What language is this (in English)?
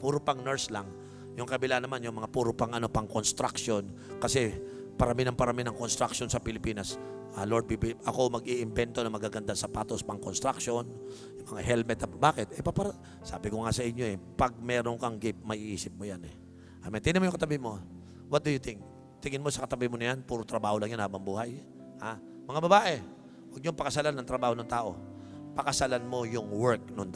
Filipino